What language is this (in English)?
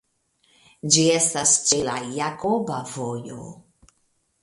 Esperanto